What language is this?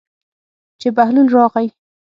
Pashto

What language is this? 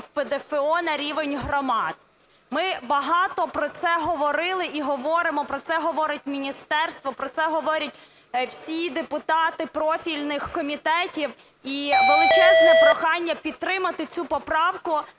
Ukrainian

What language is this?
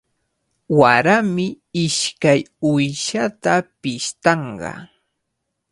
Cajatambo North Lima Quechua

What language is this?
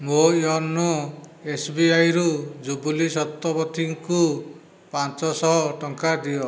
Odia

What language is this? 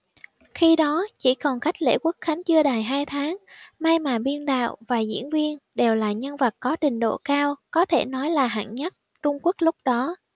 Vietnamese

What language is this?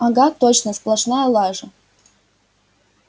Russian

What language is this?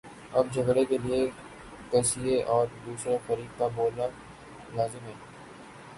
Urdu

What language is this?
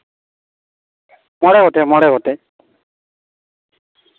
Santali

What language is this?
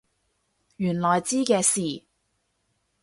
Cantonese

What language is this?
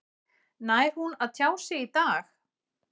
Icelandic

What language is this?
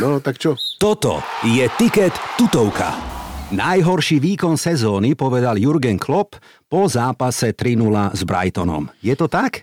Slovak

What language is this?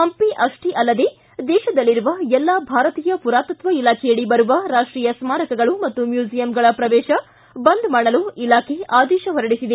Kannada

